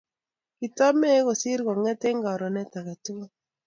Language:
Kalenjin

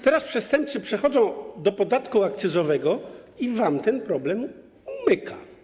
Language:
Polish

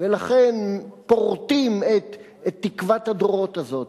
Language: Hebrew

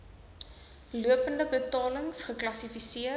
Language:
Afrikaans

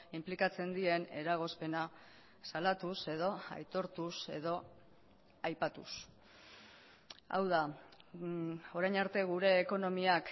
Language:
Basque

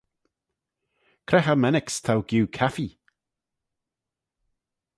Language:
Manx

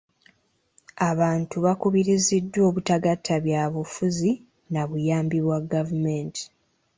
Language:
Ganda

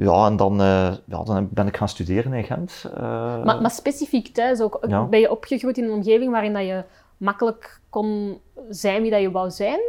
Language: Dutch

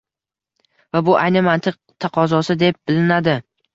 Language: Uzbek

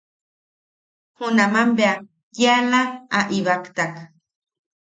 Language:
Yaqui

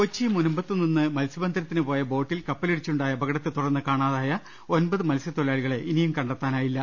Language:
Malayalam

